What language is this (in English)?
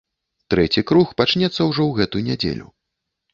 Belarusian